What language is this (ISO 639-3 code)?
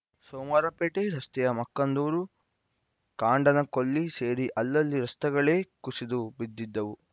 kan